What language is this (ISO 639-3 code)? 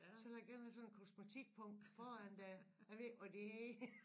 dan